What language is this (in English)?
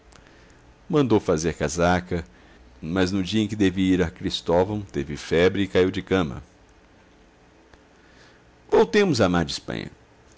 Portuguese